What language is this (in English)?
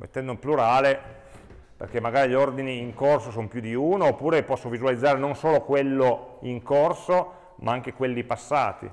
Italian